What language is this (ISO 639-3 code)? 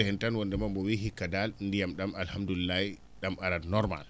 ful